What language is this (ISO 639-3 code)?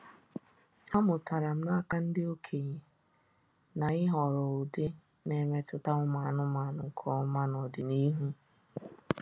ibo